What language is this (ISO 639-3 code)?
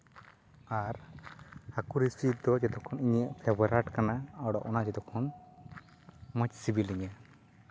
sat